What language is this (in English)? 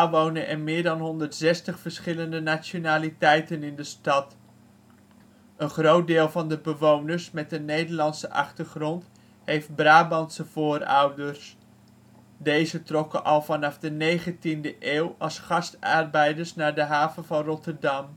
Dutch